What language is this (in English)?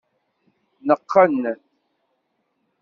Kabyle